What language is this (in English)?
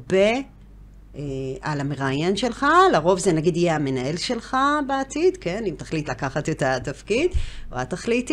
Hebrew